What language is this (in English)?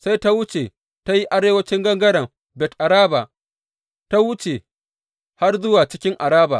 Hausa